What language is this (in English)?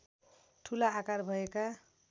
Nepali